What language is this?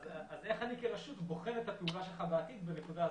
Hebrew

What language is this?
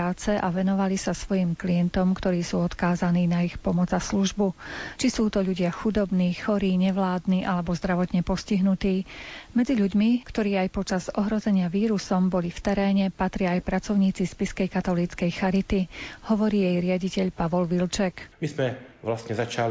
Slovak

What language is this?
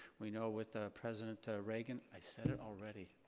English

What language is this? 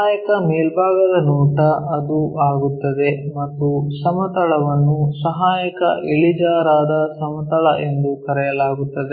Kannada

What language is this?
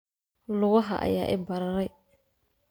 Somali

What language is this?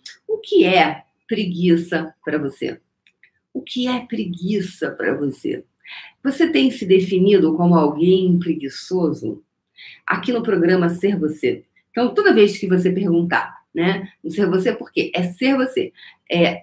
Portuguese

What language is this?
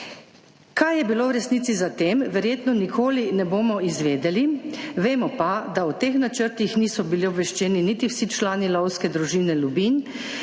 Slovenian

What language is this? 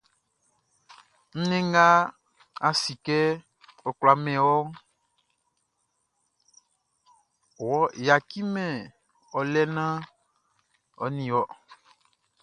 Baoulé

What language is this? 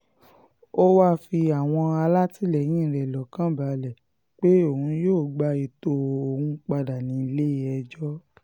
Yoruba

